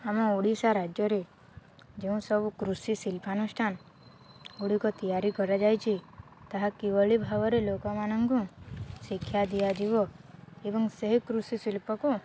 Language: Odia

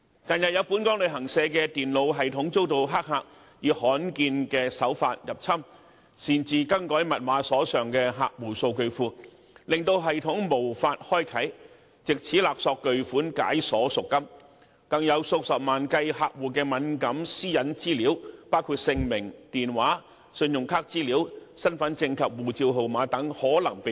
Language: Cantonese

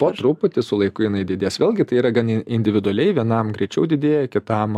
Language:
Lithuanian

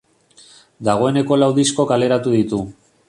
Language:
Basque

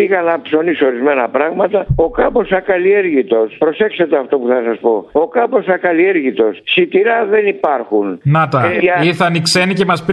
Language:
Greek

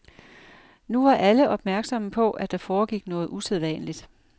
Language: Danish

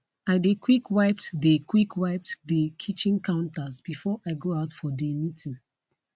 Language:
Nigerian Pidgin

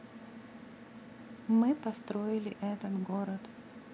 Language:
Russian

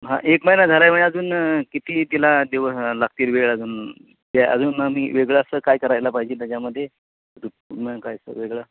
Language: Marathi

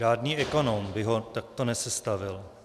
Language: Czech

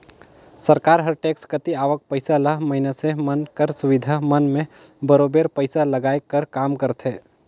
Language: Chhattisgarhi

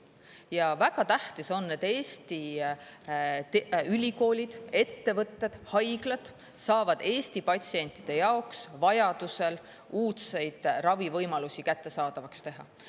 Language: Estonian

